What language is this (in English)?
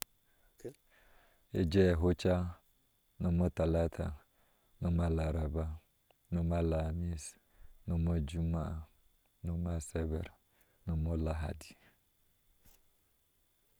Ashe